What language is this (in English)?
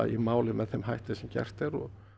Icelandic